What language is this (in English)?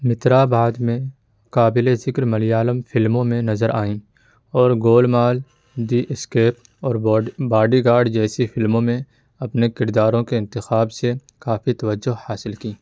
Urdu